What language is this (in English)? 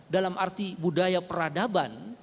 Indonesian